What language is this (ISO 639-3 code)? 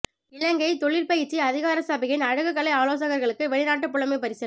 tam